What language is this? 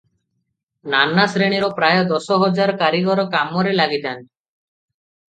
Odia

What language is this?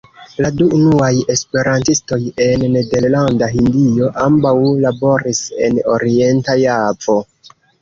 Esperanto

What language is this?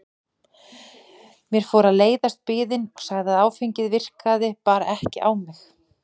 Icelandic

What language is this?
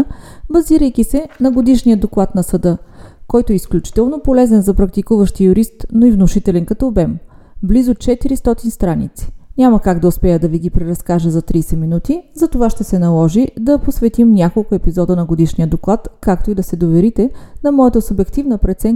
Bulgarian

